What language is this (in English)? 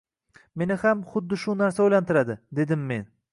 Uzbek